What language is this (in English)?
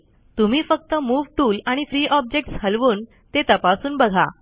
Marathi